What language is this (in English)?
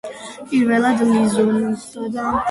Georgian